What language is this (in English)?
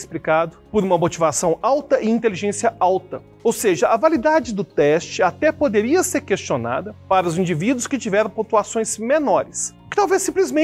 Portuguese